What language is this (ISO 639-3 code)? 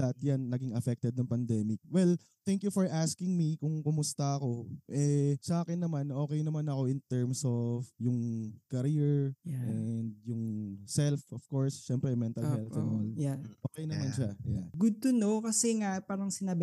fil